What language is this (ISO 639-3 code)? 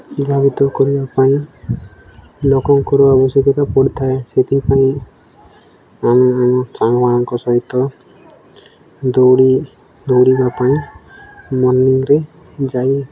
ori